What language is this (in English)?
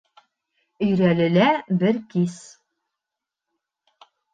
Bashkir